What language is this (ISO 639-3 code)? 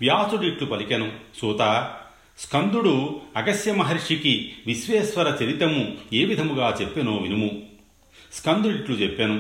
tel